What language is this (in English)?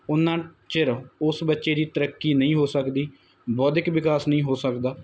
Punjabi